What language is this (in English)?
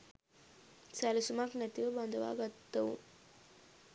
Sinhala